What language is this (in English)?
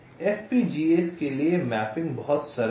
Hindi